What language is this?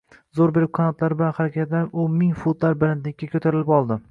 Uzbek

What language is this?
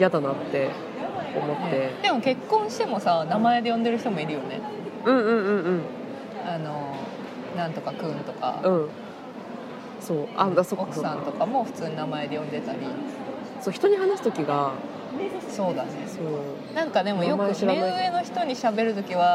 Japanese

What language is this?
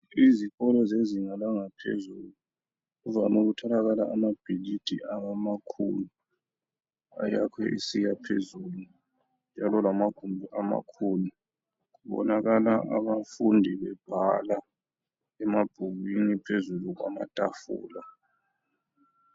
North Ndebele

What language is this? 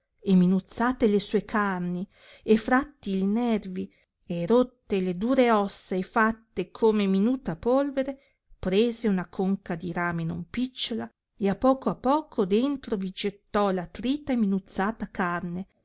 Italian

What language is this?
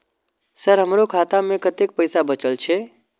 Maithili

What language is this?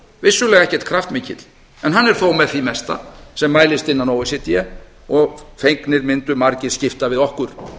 Icelandic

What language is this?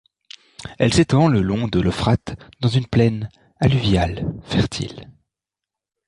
French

